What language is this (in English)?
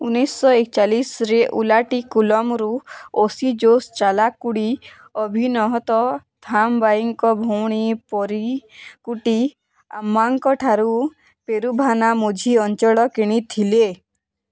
Odia